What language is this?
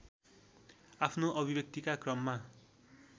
Nepali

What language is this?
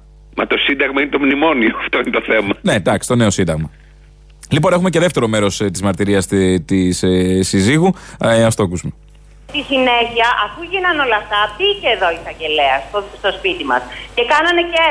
Greek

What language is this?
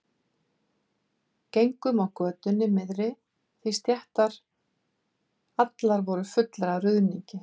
Icelandic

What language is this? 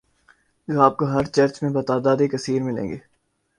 Urdu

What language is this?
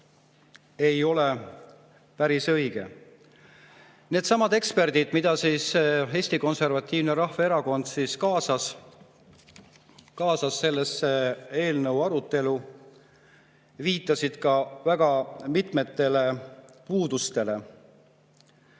Estonian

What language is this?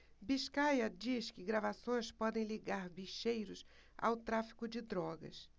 Portuguese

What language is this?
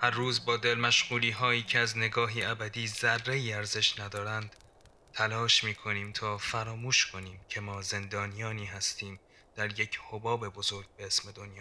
Persian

